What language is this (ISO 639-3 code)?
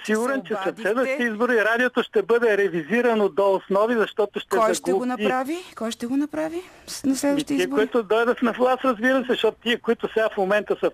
bul